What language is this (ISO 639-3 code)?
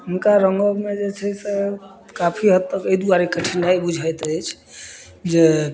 mai